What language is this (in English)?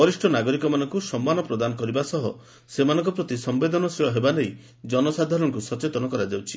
Odia